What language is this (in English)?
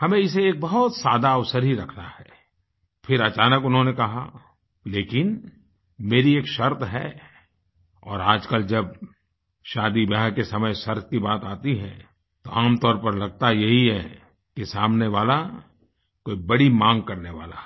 Hindi